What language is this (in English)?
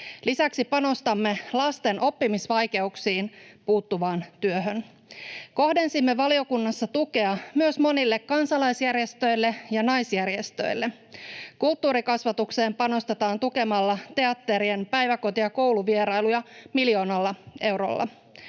Finnish